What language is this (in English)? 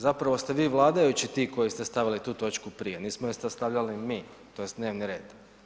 Croatian